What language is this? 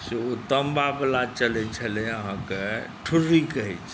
Maithili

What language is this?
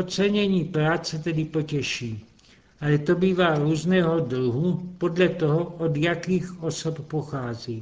Czech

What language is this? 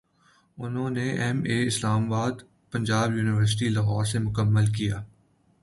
Urdu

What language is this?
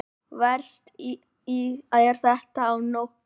Icelandic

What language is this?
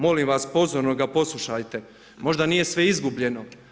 Croatian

